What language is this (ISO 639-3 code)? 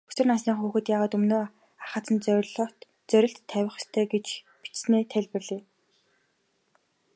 mon